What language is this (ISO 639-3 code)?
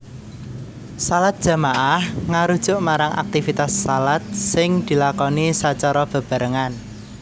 jav